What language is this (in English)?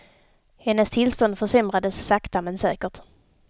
Swedish